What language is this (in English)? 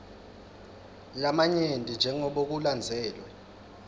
Swati